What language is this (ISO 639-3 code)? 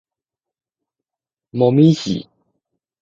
nan